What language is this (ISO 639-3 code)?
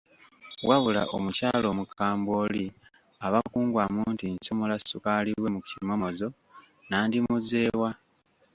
lug